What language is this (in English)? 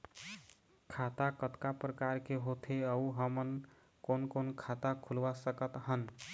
Chhattisgarhi